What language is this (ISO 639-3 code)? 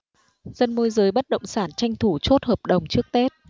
vie